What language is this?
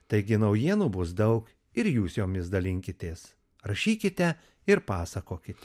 Lithuanian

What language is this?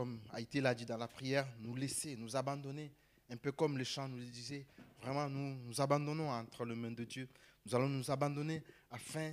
French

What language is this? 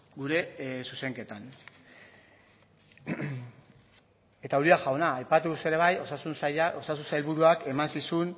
Basque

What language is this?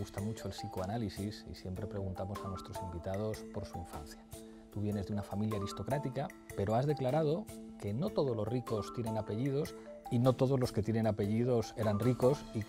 Spanish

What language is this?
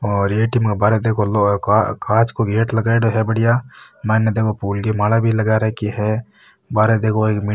Marwari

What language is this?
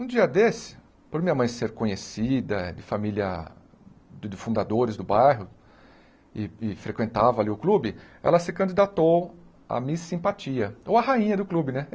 Portuguese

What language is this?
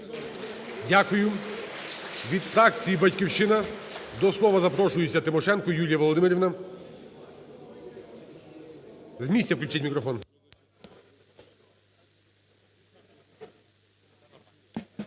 Ukrainian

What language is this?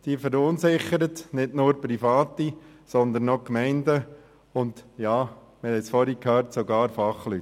Swiss German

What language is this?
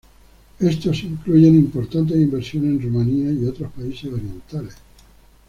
Spanish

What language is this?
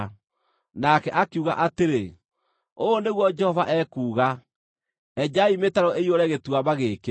Kikuyu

